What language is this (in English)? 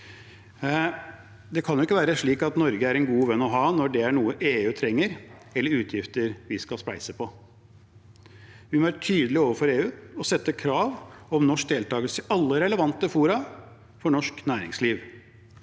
Norwegian